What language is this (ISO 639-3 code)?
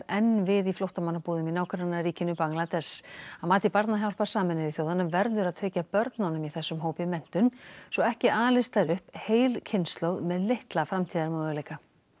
isl